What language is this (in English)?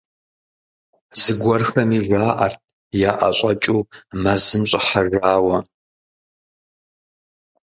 Kabardian